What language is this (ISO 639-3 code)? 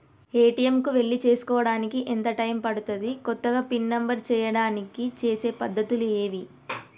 tel